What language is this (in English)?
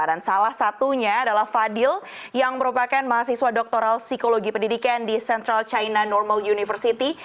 Indonesian